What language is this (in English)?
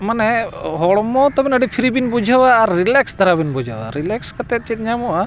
Santali